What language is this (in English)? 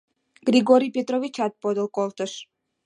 Mari